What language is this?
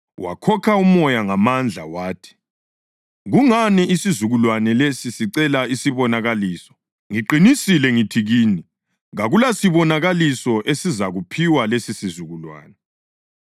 North Ndebele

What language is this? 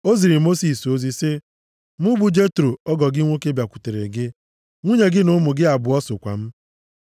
Igbo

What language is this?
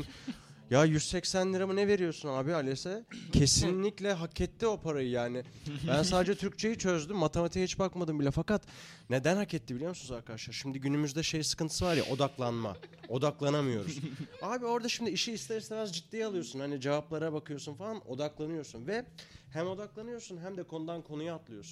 Turkish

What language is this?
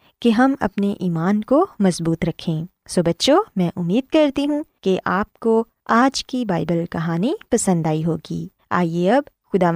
Urdu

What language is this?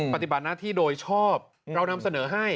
Thai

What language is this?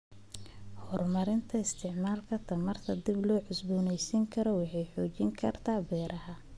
Somali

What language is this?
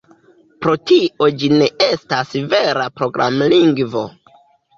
Esperanto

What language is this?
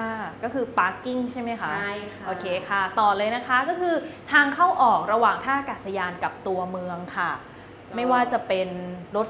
Thai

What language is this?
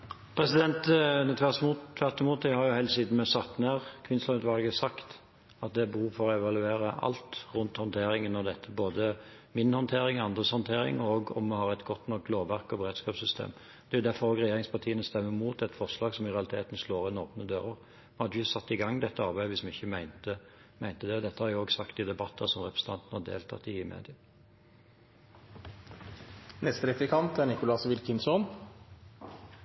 Norwegian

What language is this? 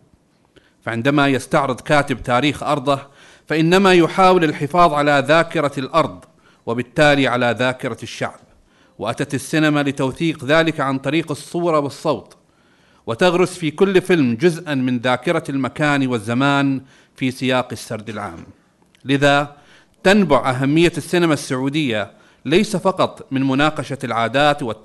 Arabic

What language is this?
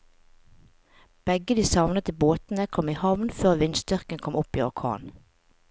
Norwegian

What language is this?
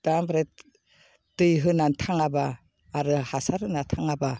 Bodo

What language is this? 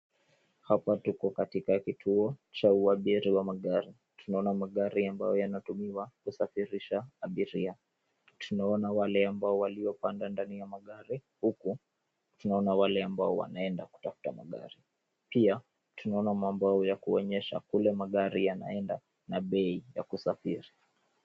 Swahili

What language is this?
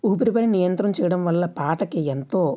Telugu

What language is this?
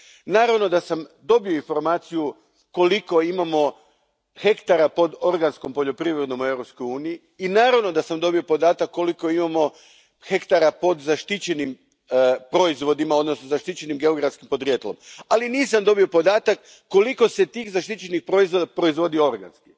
Croatian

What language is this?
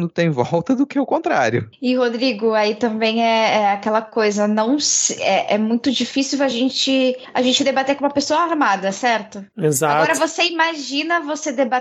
Portuguese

